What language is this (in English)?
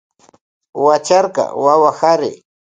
Loja Highland Quichua